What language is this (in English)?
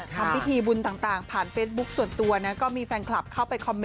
Thai